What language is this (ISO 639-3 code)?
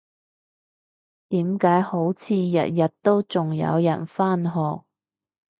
yue